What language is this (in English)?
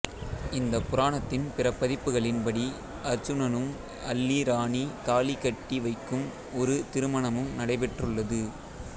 Tamil